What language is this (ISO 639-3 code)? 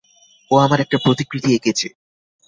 ben